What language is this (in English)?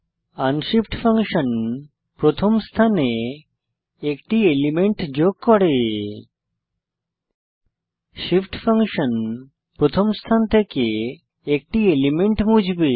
Bangla